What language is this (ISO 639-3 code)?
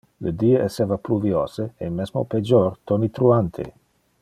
ina